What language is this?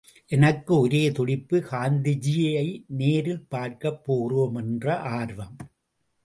Tamil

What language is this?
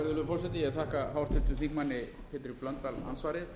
Icelandic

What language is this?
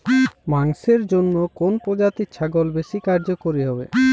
Bangla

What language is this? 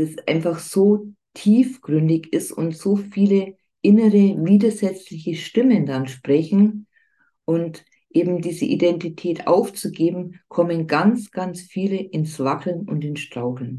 German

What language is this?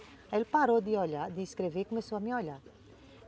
Portuguese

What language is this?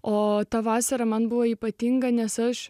Lithuanian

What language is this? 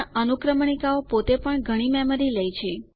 Gujarati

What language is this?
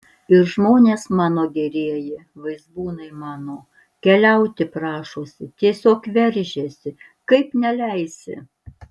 Lithuanian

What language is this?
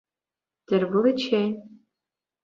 Chuvash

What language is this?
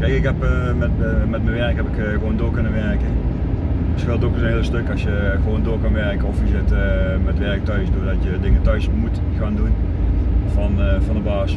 Dutch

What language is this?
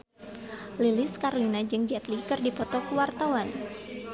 Sundanese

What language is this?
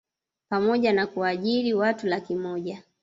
Swahili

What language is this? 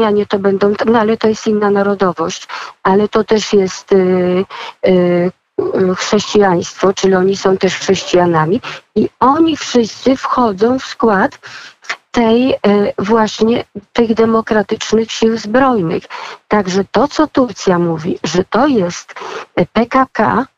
Polish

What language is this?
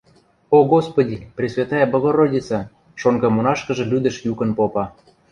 Western Mari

